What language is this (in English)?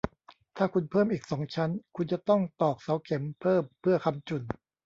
Thai